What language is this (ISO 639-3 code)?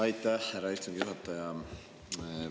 est